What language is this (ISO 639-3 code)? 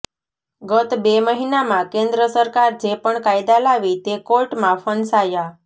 guj